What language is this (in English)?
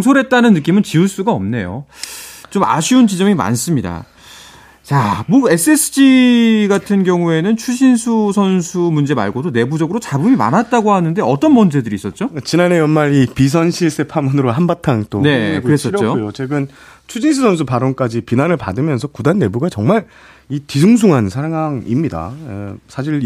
Korean